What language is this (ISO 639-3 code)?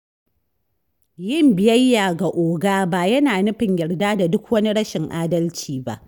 hau